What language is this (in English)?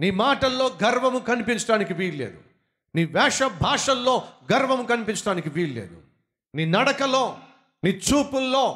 Telugu